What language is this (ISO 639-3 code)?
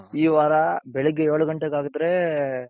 kan